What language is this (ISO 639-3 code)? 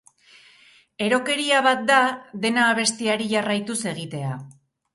eus